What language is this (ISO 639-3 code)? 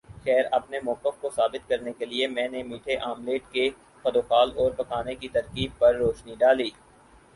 urd